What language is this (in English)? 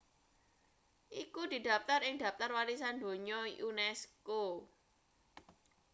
Javanese